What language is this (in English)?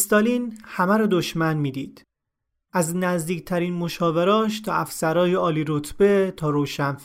Persian